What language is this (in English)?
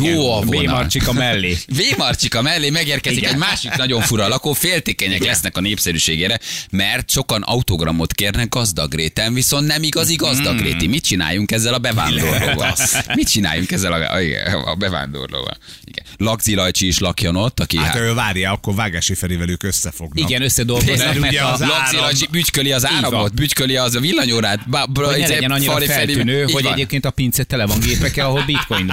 Hungarian